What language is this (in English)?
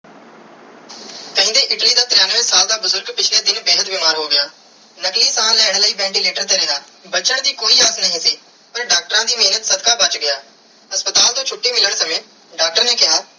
Punjabi